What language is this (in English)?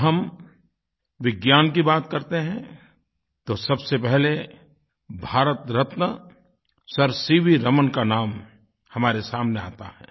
Hindi